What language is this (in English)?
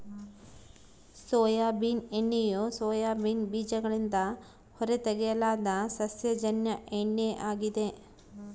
Kannada